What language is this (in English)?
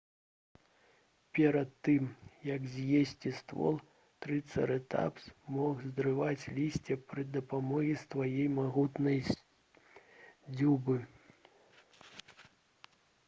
Belarusian